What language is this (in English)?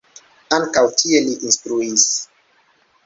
Esperanto